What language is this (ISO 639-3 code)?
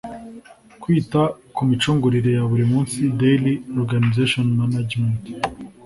kin